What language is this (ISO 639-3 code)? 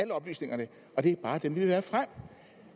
dan